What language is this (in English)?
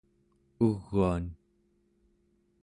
Central Yupik